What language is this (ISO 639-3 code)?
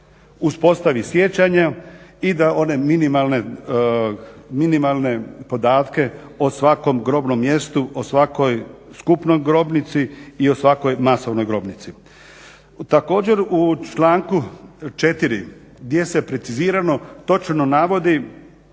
hrv